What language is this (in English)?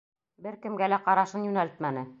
Bashkir